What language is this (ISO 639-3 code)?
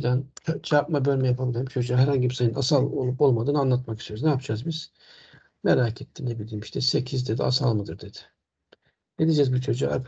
tur